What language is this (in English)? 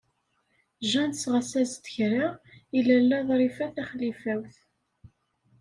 Kabyle